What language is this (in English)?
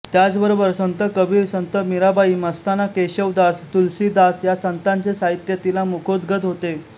Marathi